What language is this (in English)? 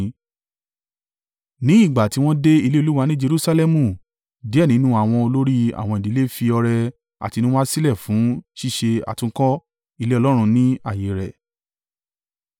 Yoruba